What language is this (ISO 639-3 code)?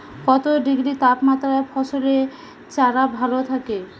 ben